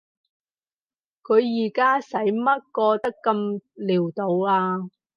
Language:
Cantonese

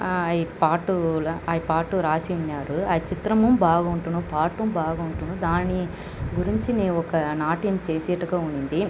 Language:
Telugu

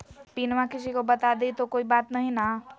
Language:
Magahi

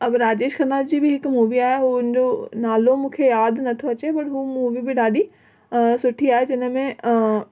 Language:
Sindhi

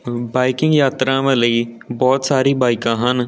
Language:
Punjabi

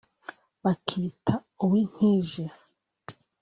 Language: Kinyarwanda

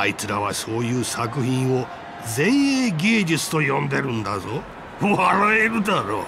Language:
Japanese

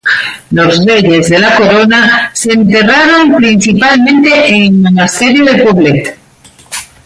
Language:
Spanish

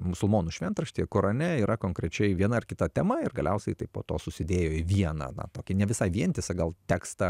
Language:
Lithuanian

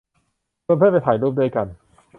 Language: Thai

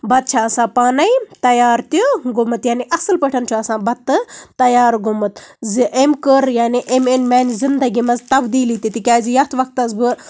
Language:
Kashmiri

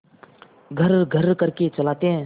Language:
Hindi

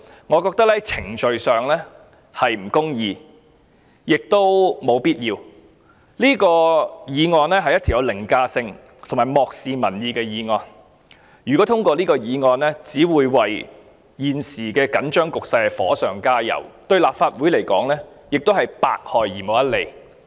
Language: Cantonese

